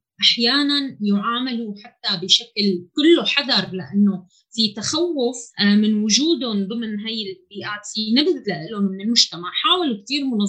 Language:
Arabic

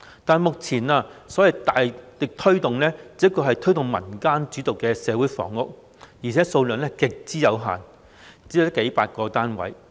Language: Cantonese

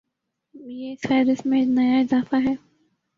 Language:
Urdu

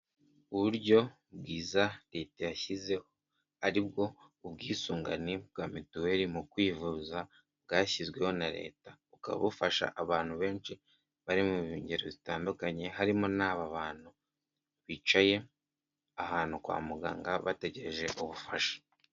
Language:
Kinyarwanda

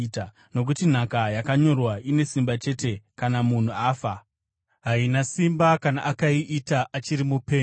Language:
Shona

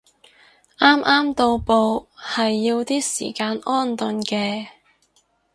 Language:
Cantonese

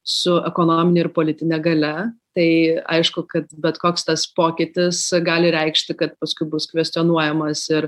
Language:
Lithuanian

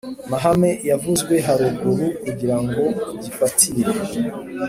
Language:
Kinyarwanda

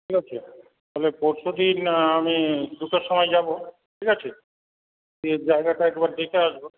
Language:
Bangla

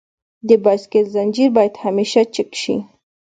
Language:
Pashto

